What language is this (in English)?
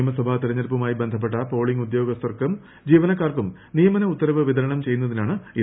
Malayalam